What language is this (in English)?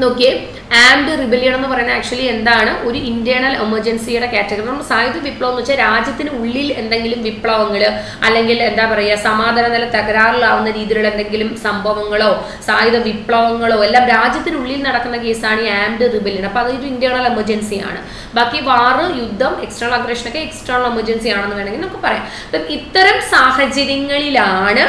Malayalam